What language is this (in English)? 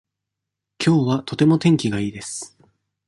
Japanese